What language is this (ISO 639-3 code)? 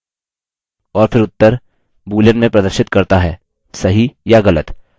hin